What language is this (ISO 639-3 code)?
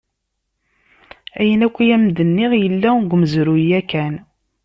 kab